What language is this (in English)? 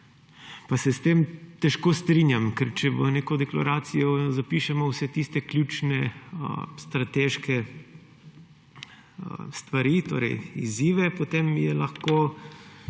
Slovenian